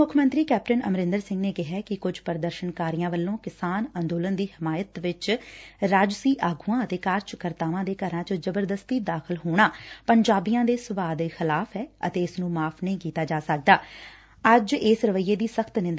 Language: Punjabi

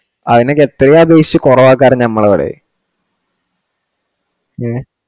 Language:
Malayalam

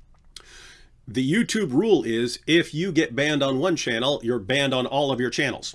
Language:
English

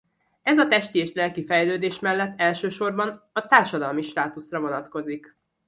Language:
Hungarian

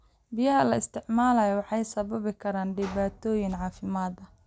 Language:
Somali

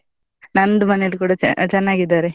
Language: Kannada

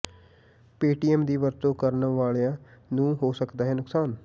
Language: Punjabi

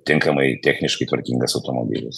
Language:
Lithuanian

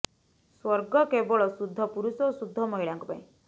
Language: Odia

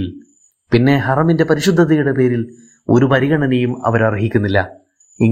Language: Malayalam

